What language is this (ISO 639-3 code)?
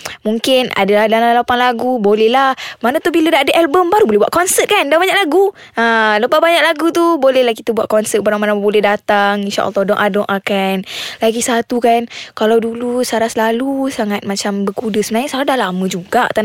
msa